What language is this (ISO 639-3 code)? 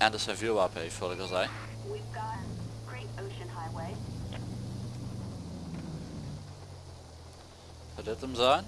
nld